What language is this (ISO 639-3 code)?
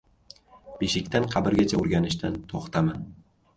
uzb